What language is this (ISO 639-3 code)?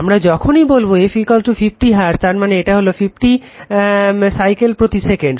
ben